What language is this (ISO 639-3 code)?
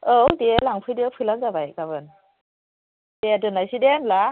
brx